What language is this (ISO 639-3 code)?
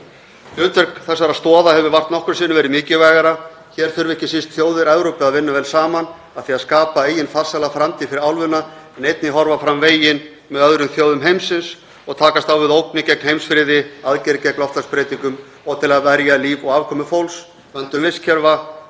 isl